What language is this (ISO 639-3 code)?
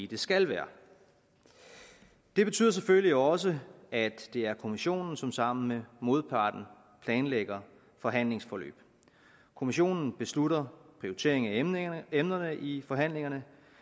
dan